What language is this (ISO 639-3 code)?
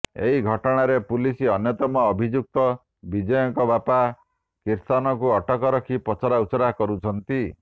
ori